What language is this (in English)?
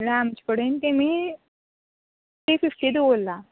Konkani